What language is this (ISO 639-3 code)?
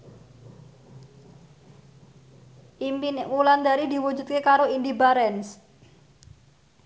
jav